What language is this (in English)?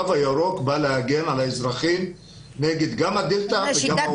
Hebrew